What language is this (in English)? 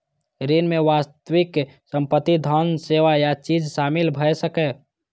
Maithili